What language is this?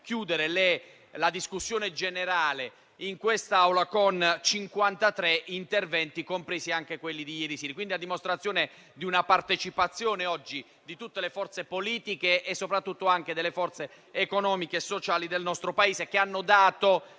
Italian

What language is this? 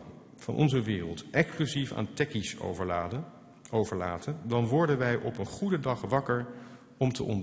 Dutch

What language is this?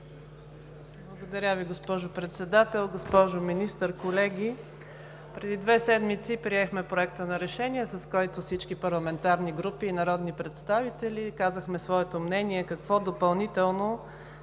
Bulgarian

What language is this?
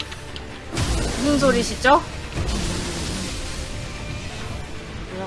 Korean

